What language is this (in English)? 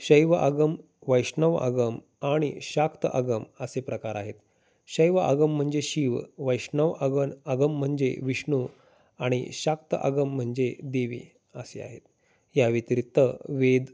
Marathi